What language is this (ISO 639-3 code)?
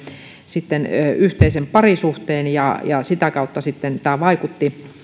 fin